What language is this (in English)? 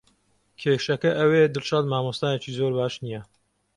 Central Kurdish